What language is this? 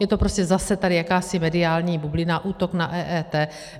Czech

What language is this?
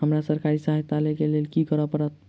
Maithili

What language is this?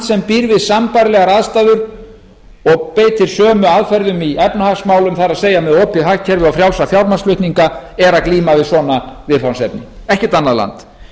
Icelandic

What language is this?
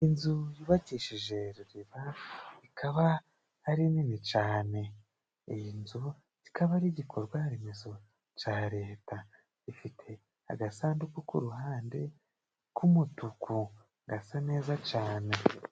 Kinyarwanda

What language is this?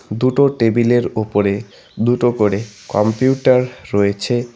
Bangla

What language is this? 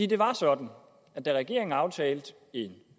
Danish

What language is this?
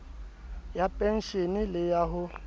Southern Sotho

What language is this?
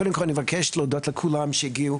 Hebrew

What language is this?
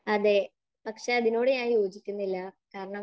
Malayalam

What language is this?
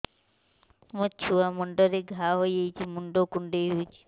Odia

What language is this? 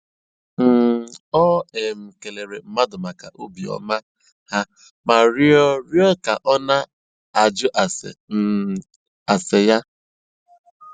Igbo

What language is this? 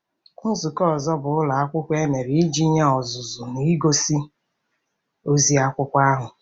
Igbo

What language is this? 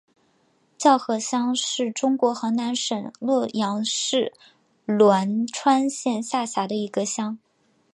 Chinese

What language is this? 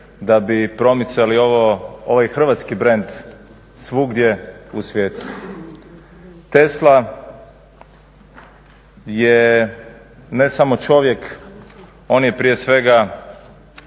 Croatian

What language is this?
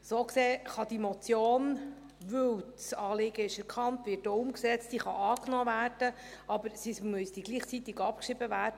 Swiss German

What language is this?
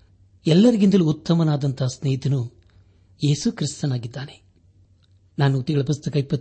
Kannada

